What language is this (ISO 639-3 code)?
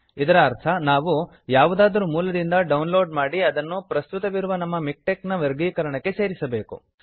kan